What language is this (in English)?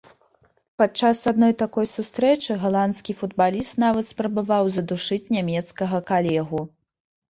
Belarusian